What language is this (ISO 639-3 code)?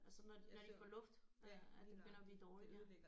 dan